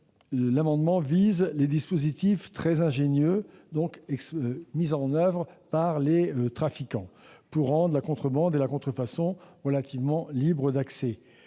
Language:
French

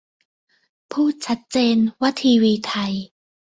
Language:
Thai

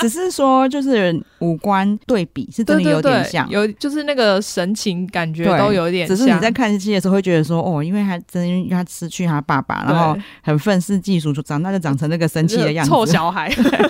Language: Chinese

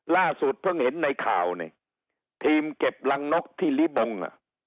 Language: Thai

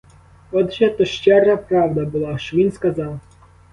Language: Ukrainian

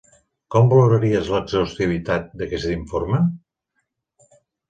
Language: Catalan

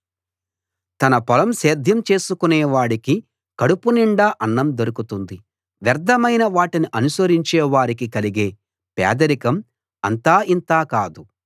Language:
Telugu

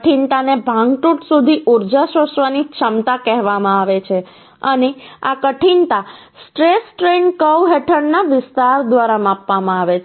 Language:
Gujarati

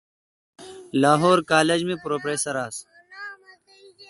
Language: Kalkoti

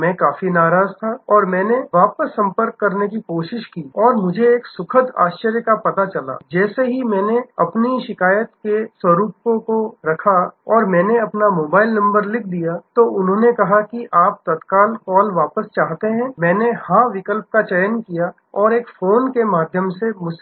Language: Hindi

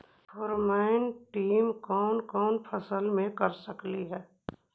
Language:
Magahi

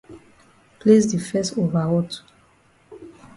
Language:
Cameroon Pidgin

